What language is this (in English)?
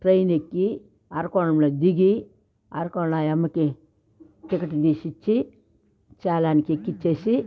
Telugu